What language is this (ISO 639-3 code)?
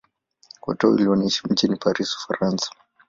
swa